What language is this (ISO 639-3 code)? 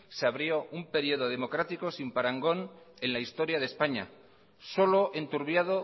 spa